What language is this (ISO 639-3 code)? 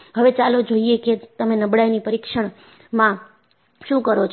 guj